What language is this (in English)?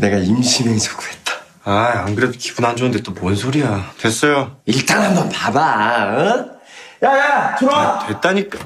Korean